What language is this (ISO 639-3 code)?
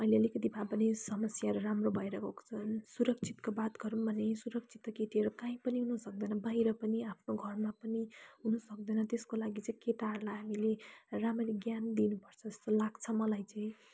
nep